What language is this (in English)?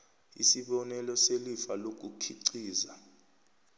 South Ndebele